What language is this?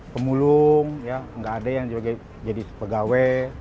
Indonesian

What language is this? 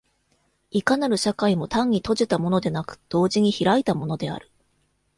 Japanese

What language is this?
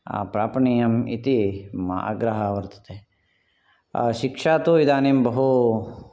Sanskrit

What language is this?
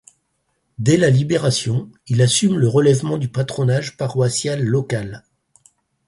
French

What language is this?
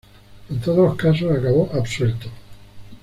Spanish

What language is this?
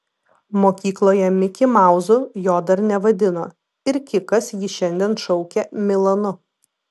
Lithuanian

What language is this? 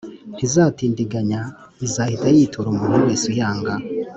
Kinyarwanda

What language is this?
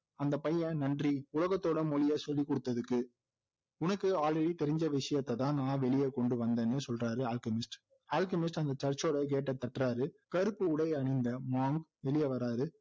Tamil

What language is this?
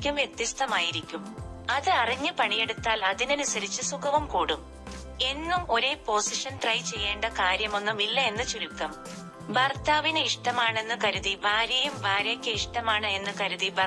Malayalam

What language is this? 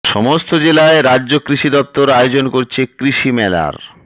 Bangla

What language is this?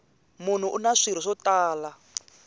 Tsonga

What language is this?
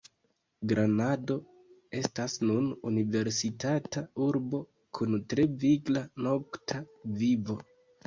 Esperanto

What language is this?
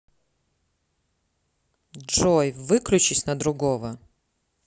Russian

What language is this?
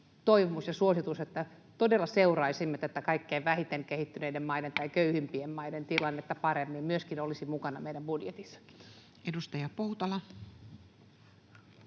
Finnish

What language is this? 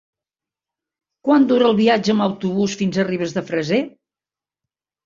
Catalan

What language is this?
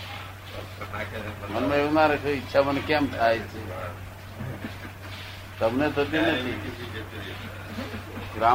Gujarati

